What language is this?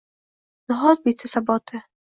Uzbek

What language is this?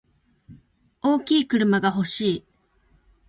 Japanese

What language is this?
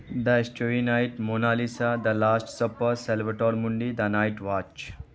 Urdu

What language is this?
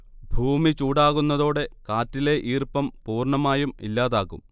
Malayalam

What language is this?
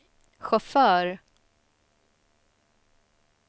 Swedish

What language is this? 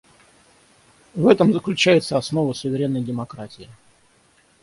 Russian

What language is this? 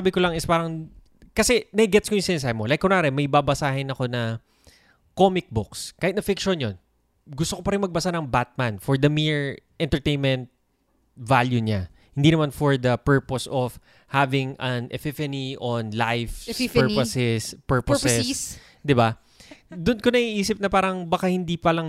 Filipino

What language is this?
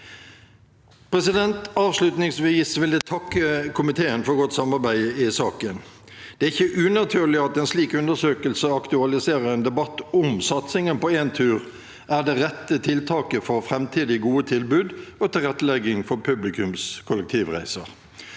Norwegian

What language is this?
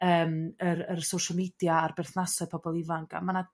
Welsh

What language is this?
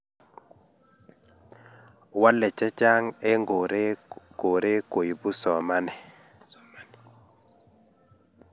Kalenjin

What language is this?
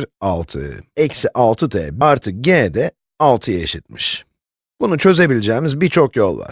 Turkish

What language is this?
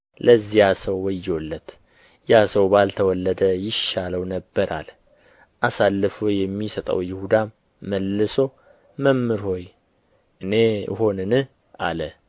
Amharic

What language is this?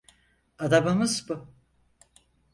Turkish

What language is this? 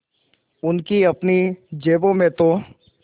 Hindi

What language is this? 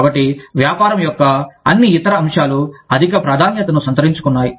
Telugu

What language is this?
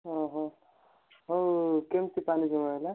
Odia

